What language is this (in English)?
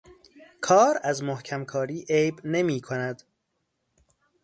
Persian